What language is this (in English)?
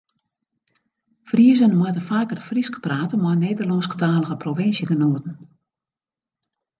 Western Frisian